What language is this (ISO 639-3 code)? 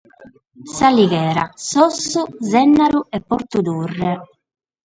srd